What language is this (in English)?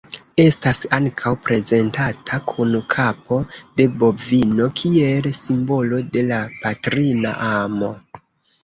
Esperanto